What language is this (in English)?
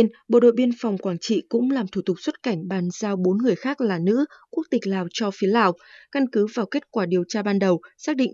Vietnamese